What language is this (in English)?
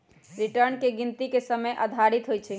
Magahi